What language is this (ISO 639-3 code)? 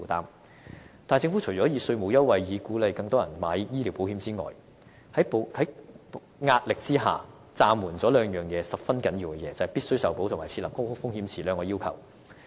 yue